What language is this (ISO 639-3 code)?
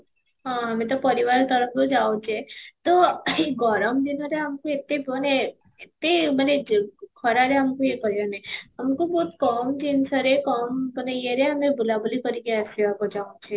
ori